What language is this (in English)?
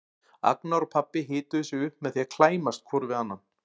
Icelandic